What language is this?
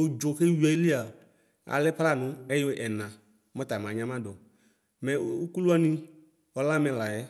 Ikposo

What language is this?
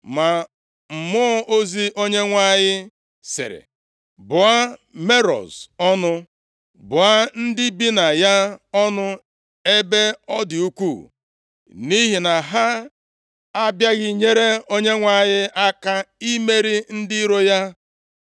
Igbo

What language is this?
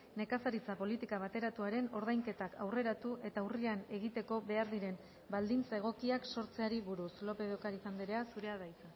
Basque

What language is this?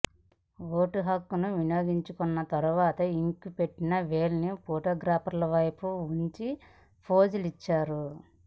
Telugu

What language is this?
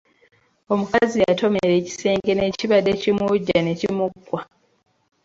Ganda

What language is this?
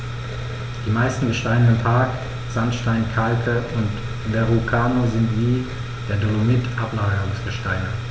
German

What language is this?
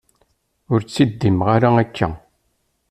Kabyle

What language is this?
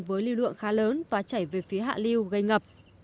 Vietnamese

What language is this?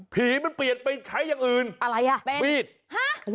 Thai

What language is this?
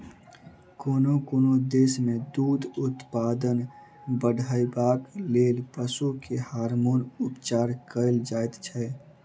Maithili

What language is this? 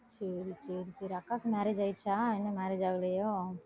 Tamil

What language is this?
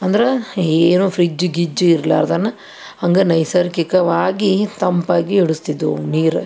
Kannada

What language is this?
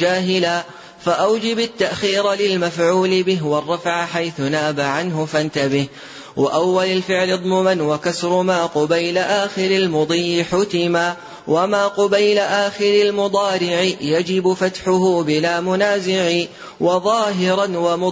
Arabic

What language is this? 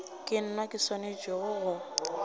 Northern Sotho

